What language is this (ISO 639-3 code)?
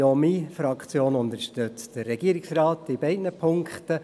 gsw